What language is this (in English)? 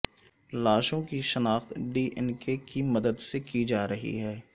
Urdu